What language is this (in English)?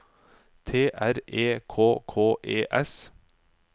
Norwegian